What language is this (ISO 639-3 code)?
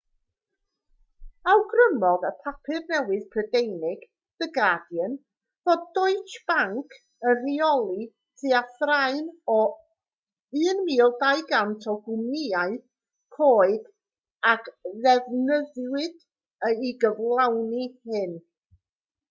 cym